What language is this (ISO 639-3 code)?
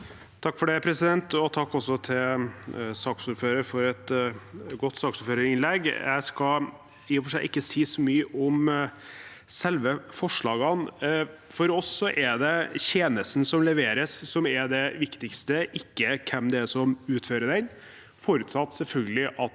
nor